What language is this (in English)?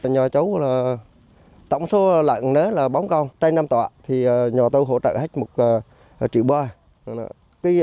Vietnamese